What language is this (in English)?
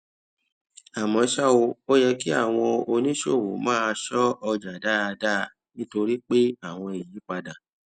Yoruba